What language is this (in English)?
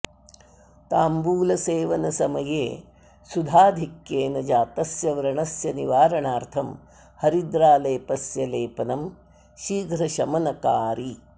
Sanskrit